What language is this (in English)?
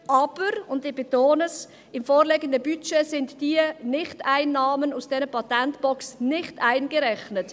Swiss German